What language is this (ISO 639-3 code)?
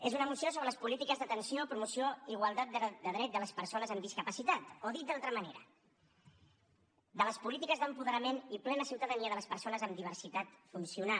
cat